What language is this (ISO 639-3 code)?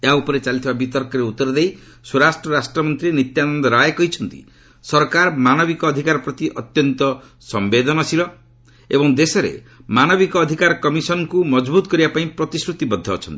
ori